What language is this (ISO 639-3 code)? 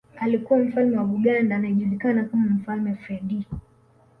swa